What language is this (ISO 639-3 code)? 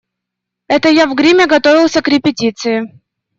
rus